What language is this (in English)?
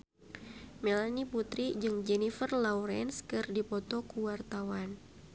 Sundanese